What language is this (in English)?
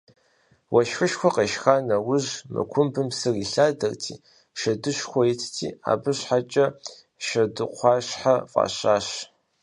Kabardian